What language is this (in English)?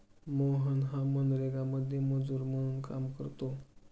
Marathi